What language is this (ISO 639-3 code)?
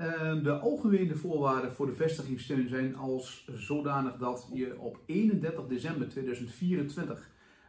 nld